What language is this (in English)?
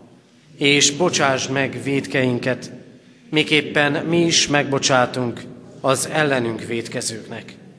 Hungarian